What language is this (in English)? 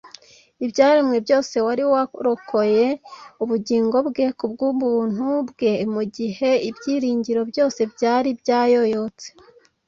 Kinyarwanda